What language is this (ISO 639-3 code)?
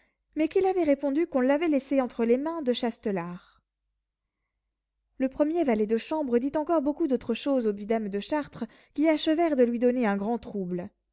fra